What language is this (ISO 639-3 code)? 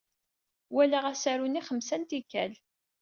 kab